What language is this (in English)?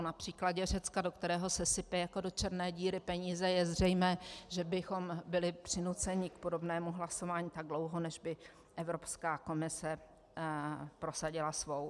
Czech